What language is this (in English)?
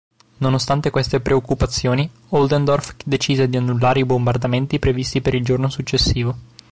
Italian